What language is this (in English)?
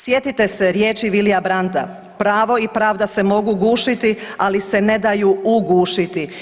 Croatian